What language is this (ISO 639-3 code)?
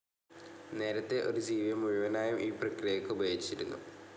mal